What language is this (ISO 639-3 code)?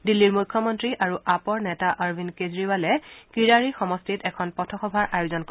asm